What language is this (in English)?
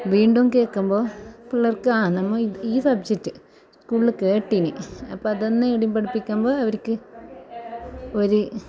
Malayalam